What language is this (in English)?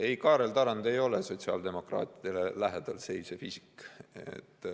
Estonian